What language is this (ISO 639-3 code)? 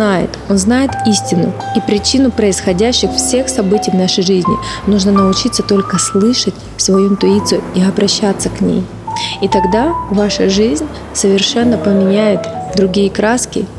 rus